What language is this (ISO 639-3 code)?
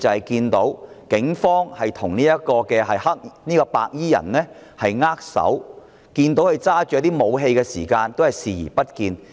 yue